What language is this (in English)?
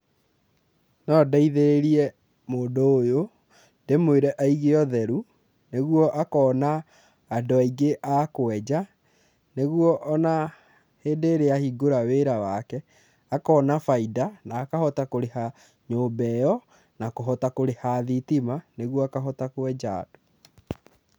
Kikuyu